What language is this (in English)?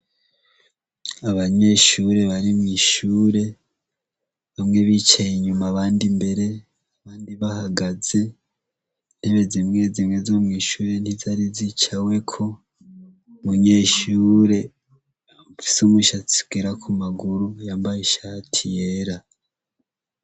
Rundi